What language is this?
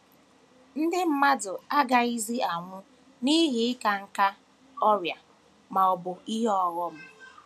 Igbo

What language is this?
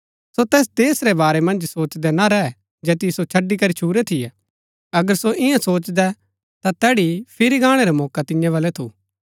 Gaddi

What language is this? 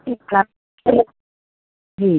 Hindi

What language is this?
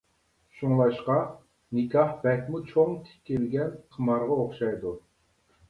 Uyghur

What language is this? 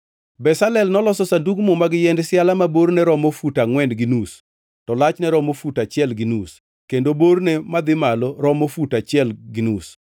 Luo (Kenya and Tanzania)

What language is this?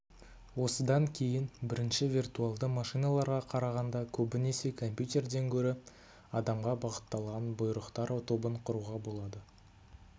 Kazakh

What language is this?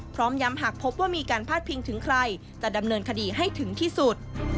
Thai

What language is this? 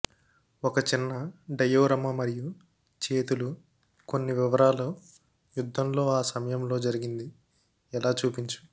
Telugu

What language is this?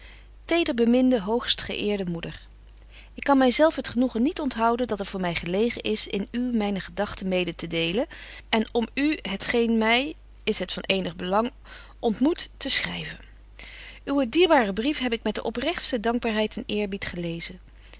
Dutch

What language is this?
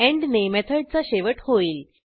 Marathi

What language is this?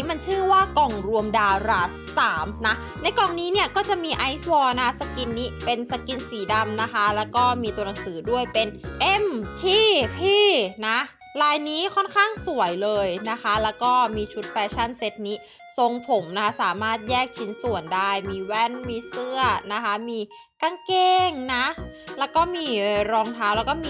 Thai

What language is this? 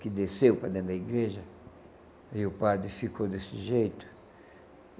Portuguese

